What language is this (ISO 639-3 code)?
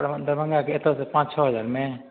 mai